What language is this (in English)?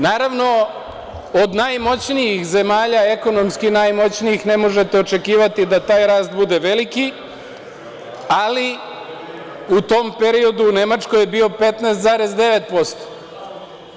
Serbian